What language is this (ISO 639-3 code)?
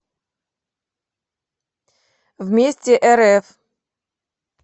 rus